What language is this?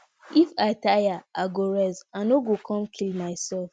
Nigerian Pidgin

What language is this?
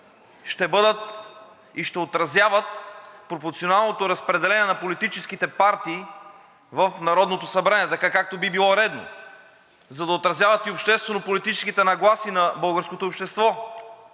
Bulgarian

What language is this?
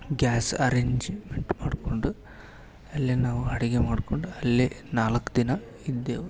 Kannada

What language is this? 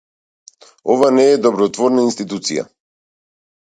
Macedonian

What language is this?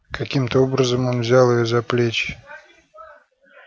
Russian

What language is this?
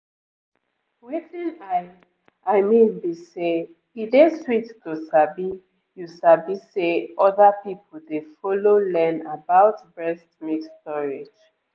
Nigerian Pidgin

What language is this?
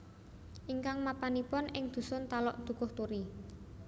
Javanese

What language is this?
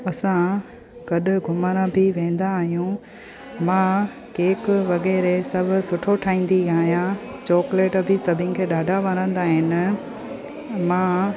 Sindhi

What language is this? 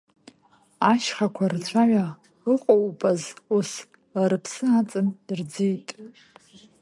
Abkhazian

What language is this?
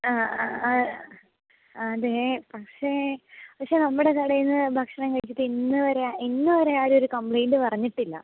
Malayalam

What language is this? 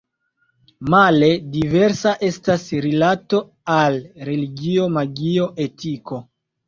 Esperanto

